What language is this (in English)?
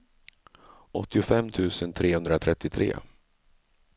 Swedish